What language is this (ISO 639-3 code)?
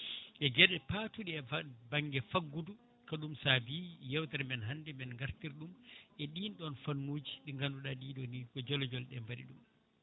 ful